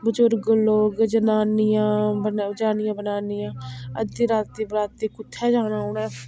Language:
Dogri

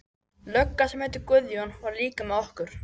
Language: Icelandic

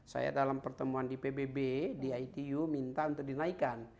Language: Indonesian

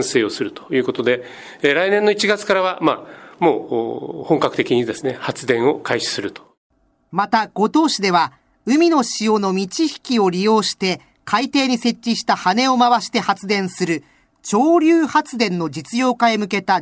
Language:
Japanese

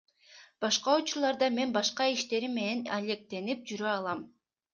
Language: Kyrgyz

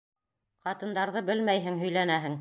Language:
Bashkir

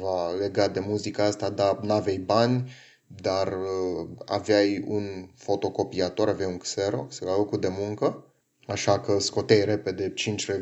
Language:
Romanian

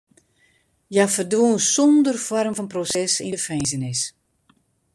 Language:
Western Frisian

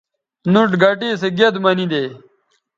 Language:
Bateri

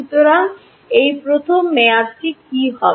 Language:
Bangla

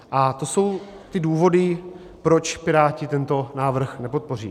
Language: Czech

